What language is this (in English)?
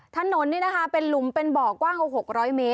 Thai